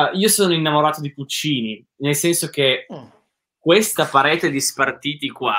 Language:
Italian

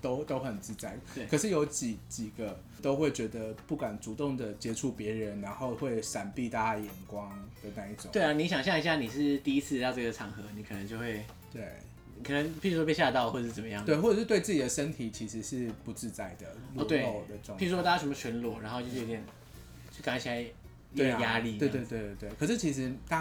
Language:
Chinese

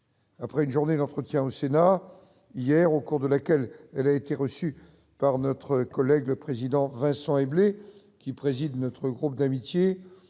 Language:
French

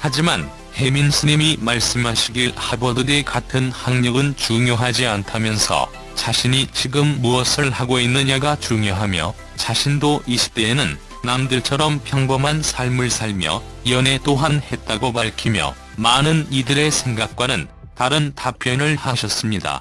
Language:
Korean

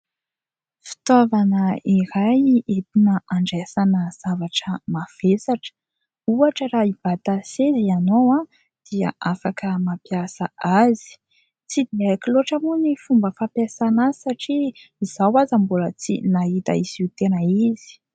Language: Malagasy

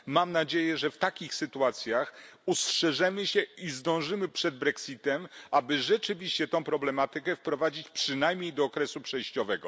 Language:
Polish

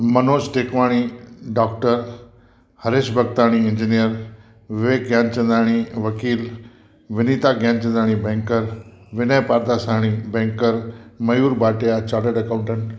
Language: Sindhi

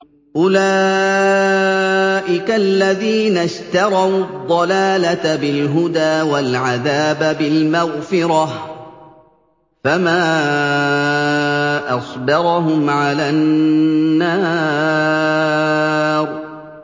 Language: Arabic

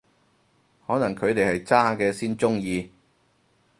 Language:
Cantonese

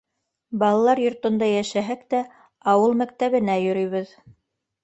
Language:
Bashkir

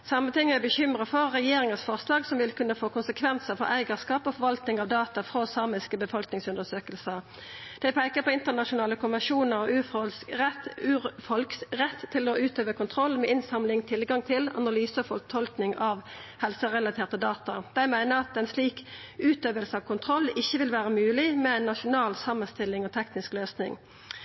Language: Norwegian Nynorsk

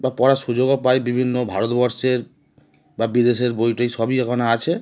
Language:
Bangla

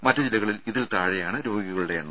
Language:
Malayalam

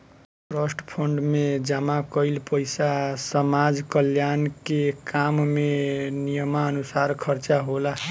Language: Bhojpuri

